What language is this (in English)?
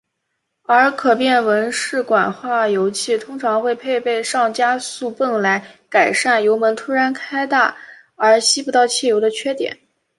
Chinese